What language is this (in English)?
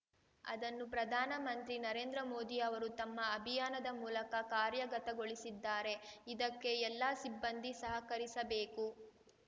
Kannada